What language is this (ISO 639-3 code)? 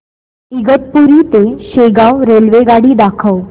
mar